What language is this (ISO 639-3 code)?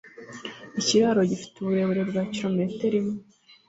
kin